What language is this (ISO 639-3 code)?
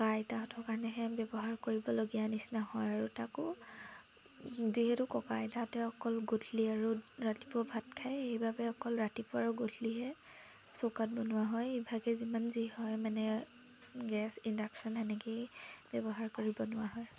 asm